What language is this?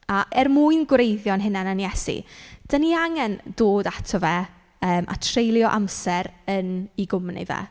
Welsh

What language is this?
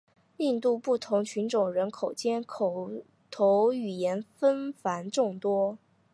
Chinese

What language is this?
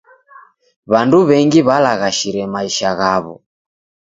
Taita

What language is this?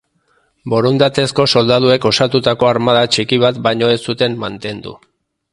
Basque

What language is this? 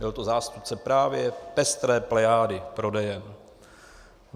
Czech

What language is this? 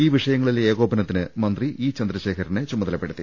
Malayalam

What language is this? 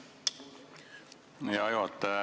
Estonian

